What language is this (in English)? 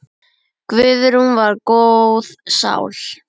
Icelandic